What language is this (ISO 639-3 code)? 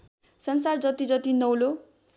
nep